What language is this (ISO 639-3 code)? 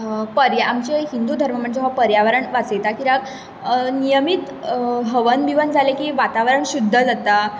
kok